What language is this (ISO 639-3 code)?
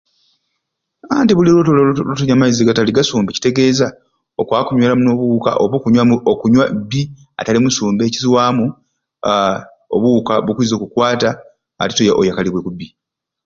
ruc